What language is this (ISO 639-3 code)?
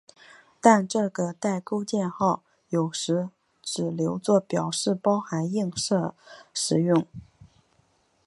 zho